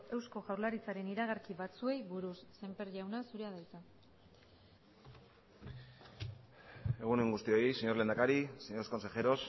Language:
Basque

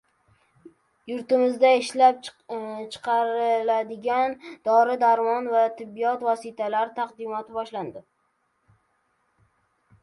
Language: Uzbek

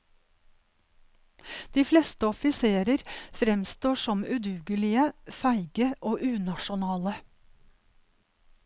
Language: Norwegian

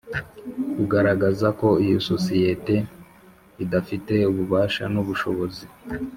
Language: Kinyarwanda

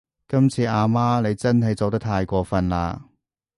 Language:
Cantonese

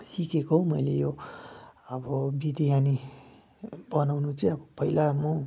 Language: Nepali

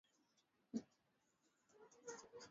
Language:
Swahili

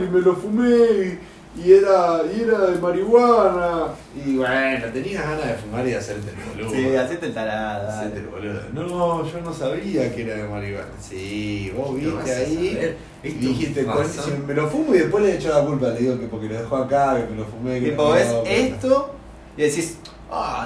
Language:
Spanish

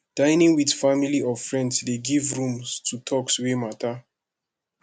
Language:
Nigerian Pidgin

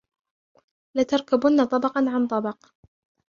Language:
Arabic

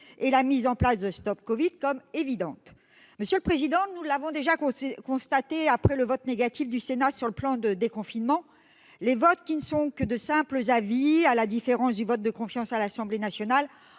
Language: French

